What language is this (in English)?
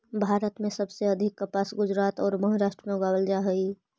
Magahi